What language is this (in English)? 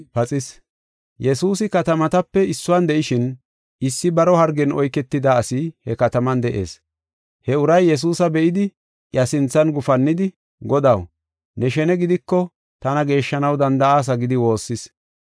Gofa